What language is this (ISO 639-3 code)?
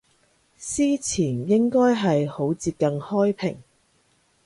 yue